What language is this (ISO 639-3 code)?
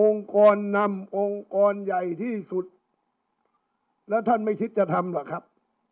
tha